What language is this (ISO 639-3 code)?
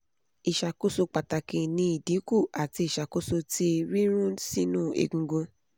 yor